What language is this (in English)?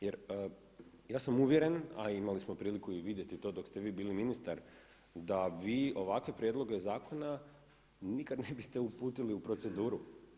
Croatian